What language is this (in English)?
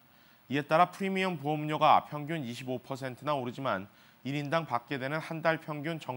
Korean